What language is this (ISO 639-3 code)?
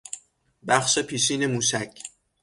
fas